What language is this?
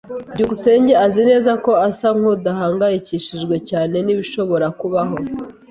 Kinyarwanda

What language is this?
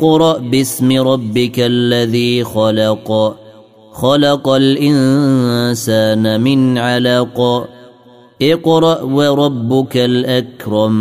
Arabic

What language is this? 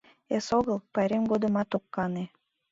Mari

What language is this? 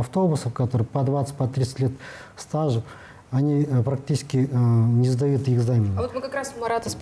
Russian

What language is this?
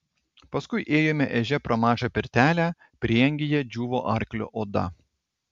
Lithuanian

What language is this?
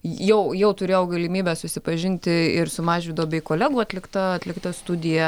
Lithuanian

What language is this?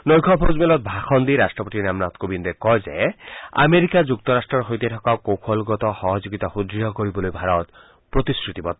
Assamese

